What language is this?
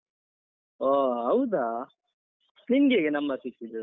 Kannada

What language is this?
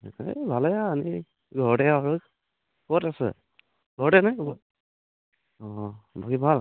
Assamese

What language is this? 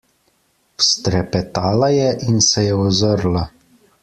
Slovenian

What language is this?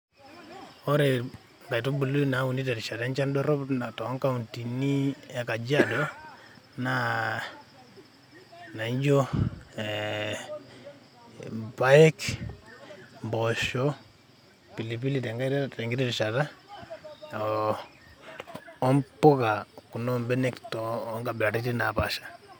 Masai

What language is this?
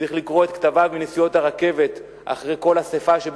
Hebrew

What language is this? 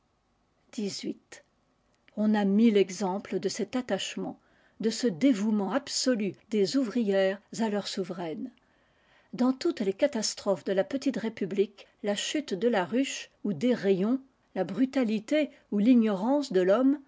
French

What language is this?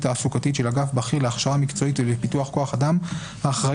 Hebrew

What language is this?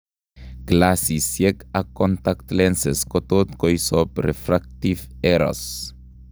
Kalenjin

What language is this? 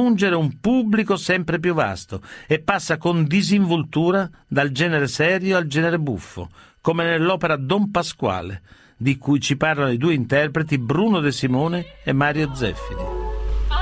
Italian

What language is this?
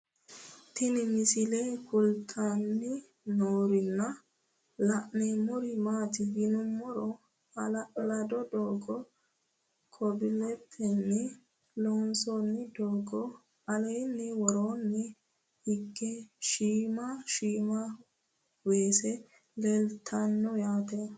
Sidamo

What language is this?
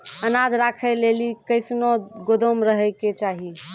Maithili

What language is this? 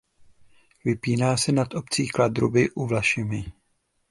Czech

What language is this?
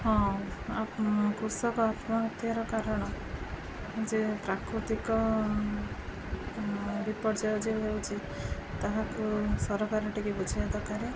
Odia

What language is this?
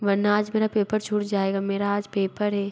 Hindi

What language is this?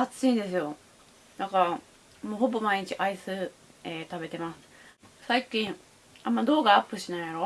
Japanese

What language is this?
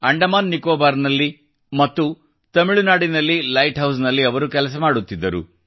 Kannada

